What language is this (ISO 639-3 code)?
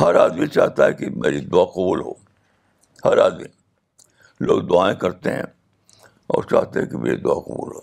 urd